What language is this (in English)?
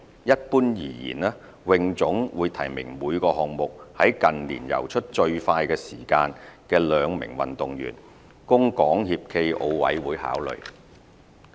Cantonese